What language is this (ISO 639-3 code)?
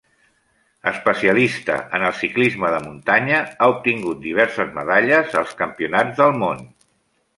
cat